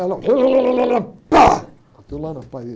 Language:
Portuguese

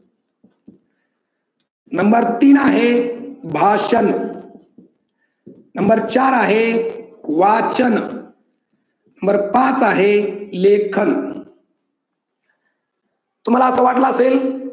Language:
Marathi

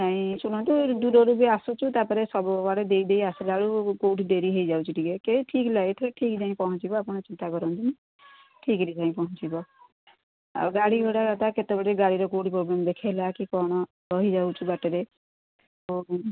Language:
Odia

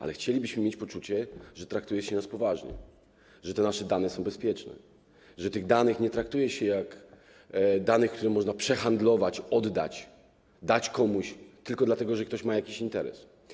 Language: Polish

